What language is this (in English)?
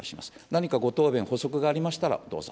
Japanese